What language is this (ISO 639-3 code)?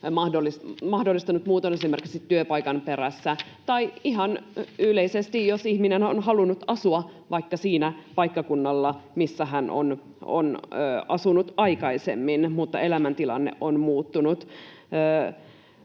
fin